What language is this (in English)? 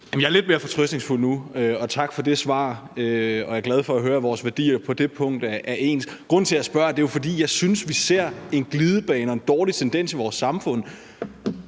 Danish